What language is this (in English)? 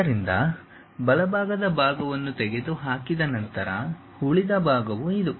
Kannada